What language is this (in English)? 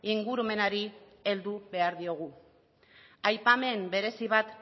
Basque